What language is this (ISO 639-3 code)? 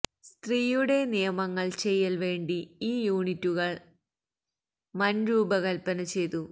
mal